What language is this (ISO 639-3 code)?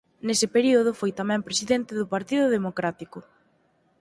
glg